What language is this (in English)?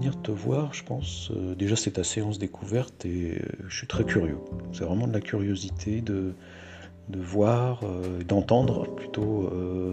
French